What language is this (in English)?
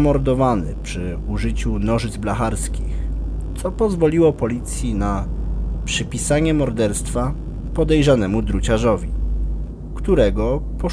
Polish